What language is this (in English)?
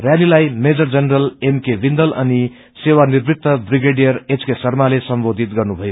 Nepali